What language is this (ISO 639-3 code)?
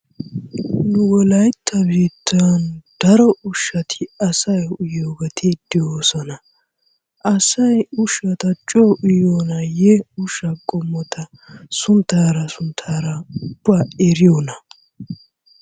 wal